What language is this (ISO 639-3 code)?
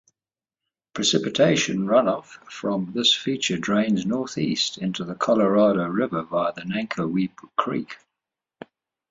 eng